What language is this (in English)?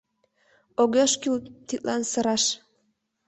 Mari